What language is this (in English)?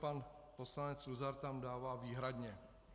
Czech